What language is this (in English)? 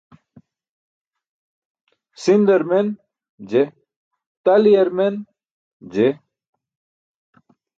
Burushaski